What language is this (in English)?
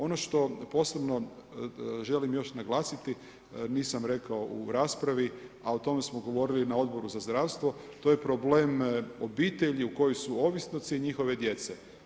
Croatian